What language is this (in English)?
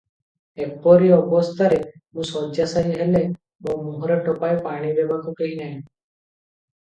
Odia